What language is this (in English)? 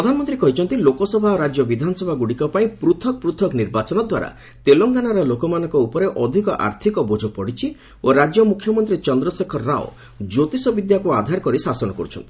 Odia